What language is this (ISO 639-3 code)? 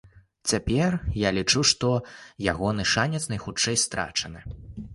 bel